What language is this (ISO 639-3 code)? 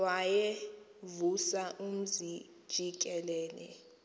xho